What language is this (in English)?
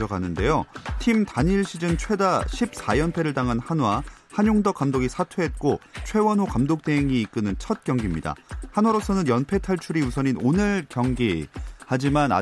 Korean